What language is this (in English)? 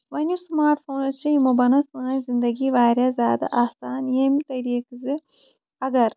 Kashmiri